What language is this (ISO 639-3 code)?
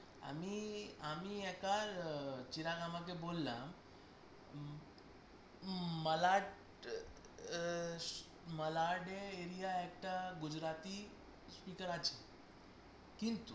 ben